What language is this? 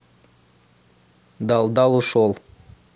Russian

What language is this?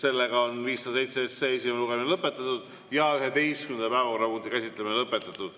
Estonian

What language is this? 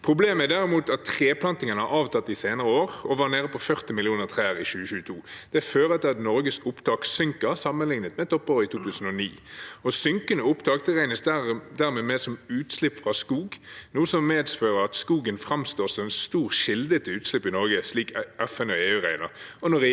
Norwegian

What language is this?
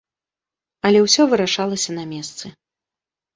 Belarusian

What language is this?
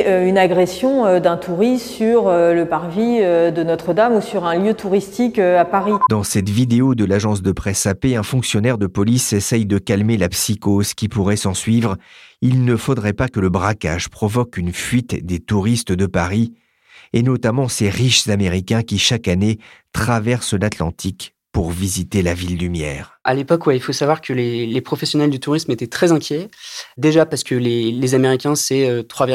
French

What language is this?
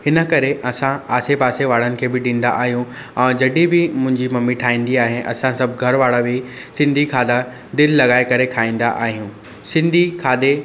Sindhi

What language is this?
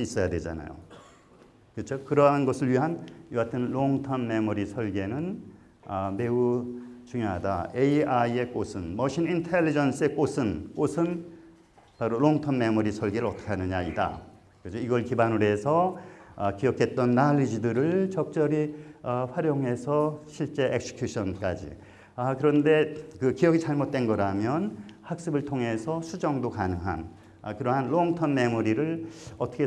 Korean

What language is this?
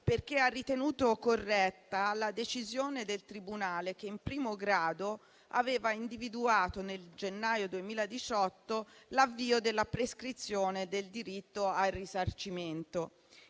Italian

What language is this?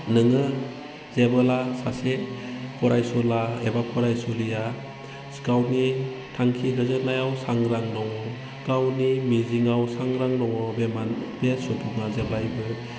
Bodo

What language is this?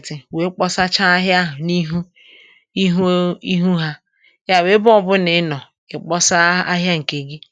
Igbo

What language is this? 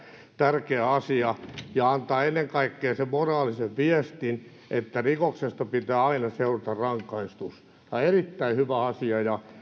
Finnish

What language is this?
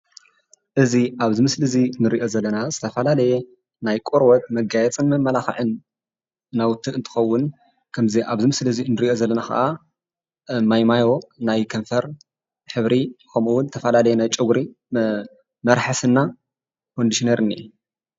Tigrinya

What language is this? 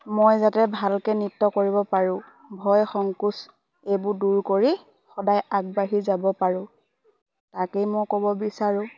Assamese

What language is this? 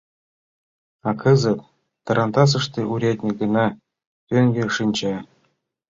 Mari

